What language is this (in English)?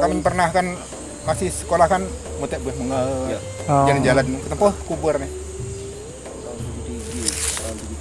Indonesian